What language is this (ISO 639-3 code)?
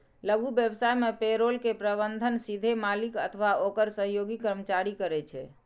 mai